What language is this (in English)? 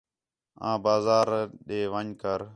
Khetrani